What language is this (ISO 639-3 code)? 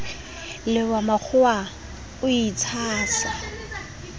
sot